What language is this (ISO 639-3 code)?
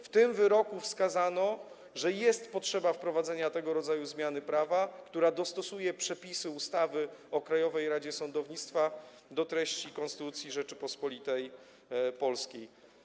pol